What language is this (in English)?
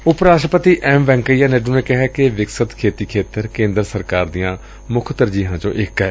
Punjabi